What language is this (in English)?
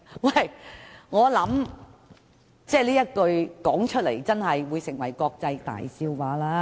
Cantonese